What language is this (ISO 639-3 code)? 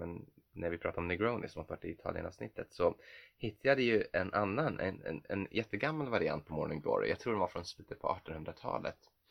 swe